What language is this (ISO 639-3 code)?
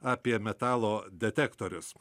lit